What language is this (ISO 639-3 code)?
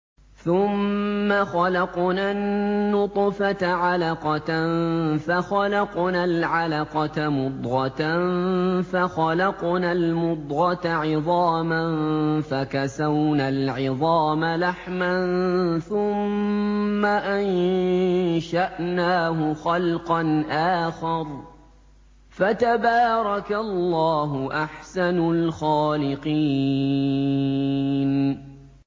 ara